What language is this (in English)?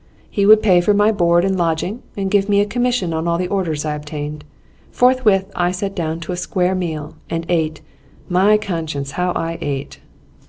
English